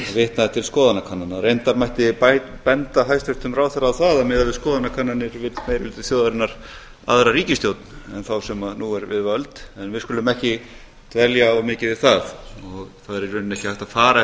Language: Icelandic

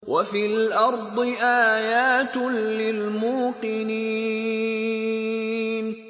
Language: Arabic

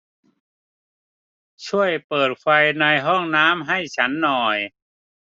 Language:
Thai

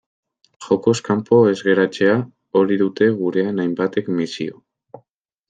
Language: Basque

